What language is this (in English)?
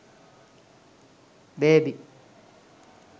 Sinhala